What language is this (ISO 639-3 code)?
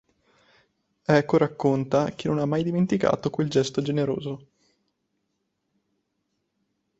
ita